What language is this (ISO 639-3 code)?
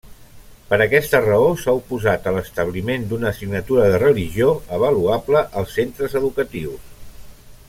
cat